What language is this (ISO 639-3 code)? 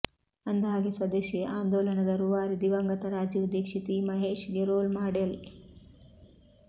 kan